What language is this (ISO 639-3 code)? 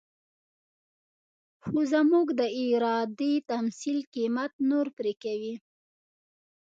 pus